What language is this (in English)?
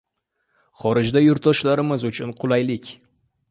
Uzbek